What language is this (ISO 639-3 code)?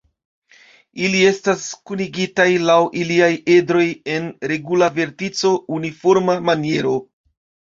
epo